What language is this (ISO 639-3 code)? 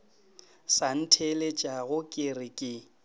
nso